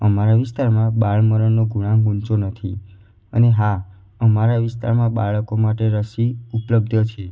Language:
Gujarati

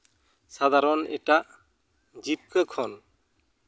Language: Santali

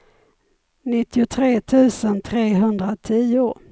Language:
Swedish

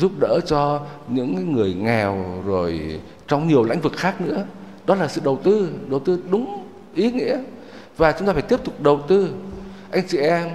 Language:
Vietnamese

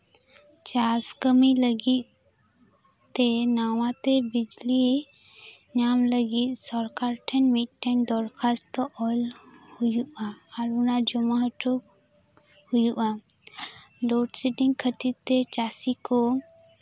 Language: Santali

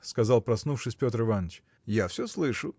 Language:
Russian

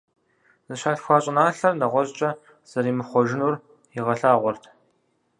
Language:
Kabardian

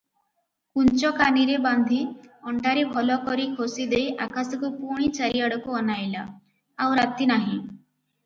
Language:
Odia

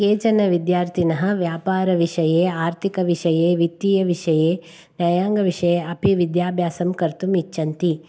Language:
Sanskrit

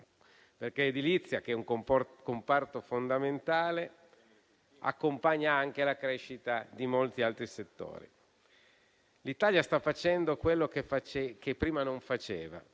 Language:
Italian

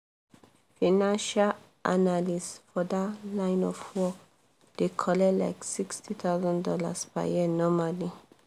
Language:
Nigerian Pidgin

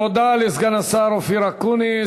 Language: Hebrew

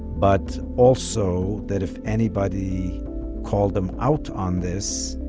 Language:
English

